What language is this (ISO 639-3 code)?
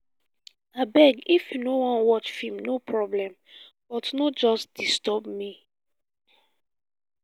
pcm